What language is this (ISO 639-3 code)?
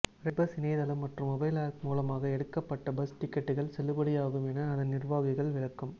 tam